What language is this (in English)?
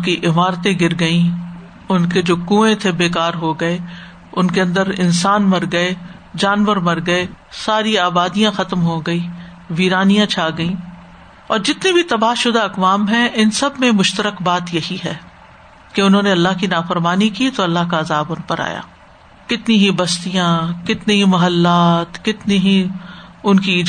Urdu